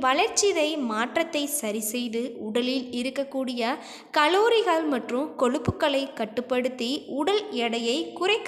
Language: English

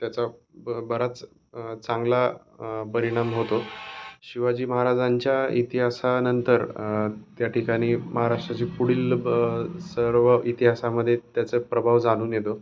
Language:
Marathi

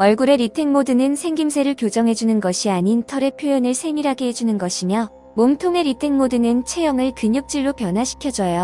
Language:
Korean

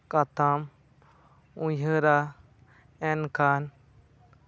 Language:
Santali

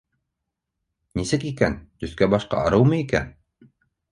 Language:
Bashkir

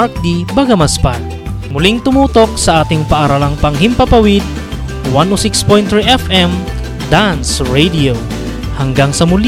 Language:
Filipino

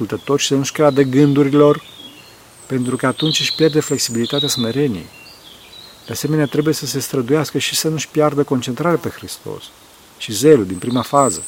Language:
Romanian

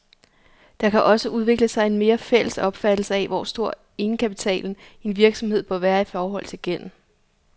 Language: Danish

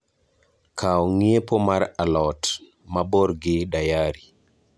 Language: Luo (Kenya and Tanzania)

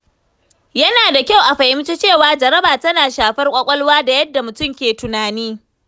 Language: Hausa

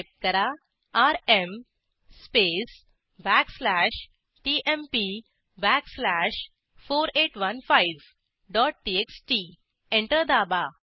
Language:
Marathi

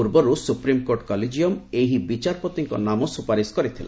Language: Odia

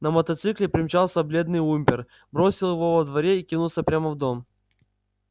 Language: Russian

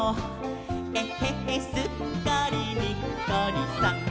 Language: Japanese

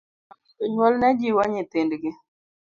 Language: Luo (Kenya and Tanzania)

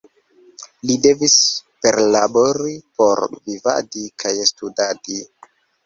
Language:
Esperanto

